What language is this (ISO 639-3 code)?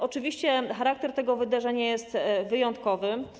pol